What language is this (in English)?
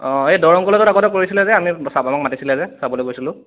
Assamese